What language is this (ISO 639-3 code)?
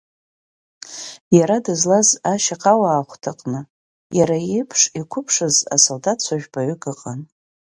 abk